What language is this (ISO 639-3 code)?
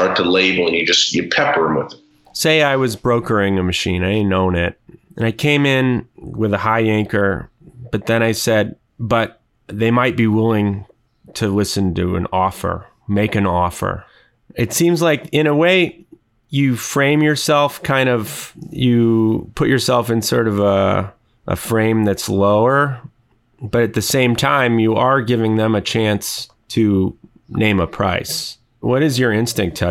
eng